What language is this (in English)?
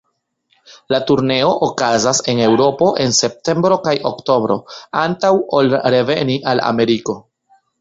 Esperanto